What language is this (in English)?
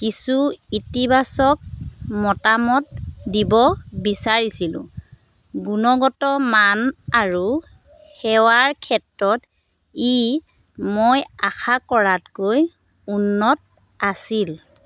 Assamese